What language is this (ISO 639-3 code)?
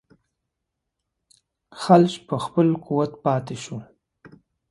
pus